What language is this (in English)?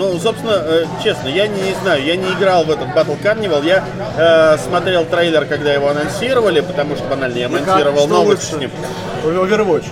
Russian